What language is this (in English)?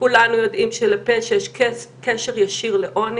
Hebrew